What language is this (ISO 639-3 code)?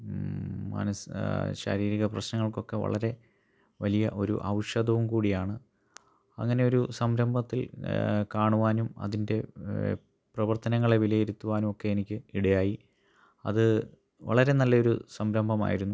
mal